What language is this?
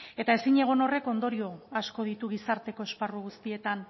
Basque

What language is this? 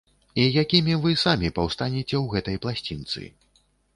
Belarusian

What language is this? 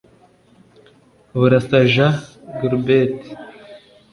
Kinyarwanda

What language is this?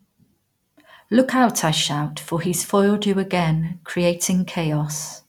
English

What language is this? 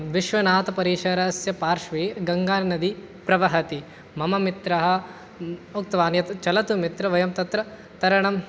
Sanskrit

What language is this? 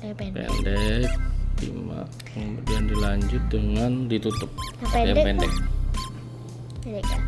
Indonesian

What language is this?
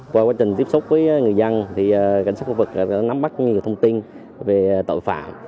Vietnamese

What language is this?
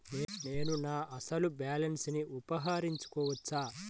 Telugu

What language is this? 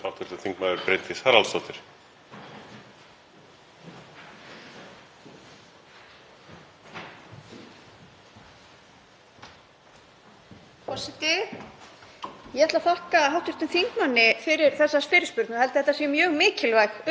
Icelandic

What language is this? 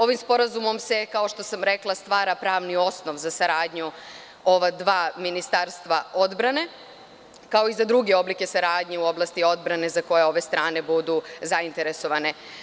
Serbian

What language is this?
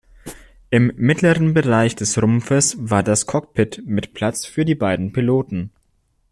German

